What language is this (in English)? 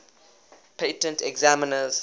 English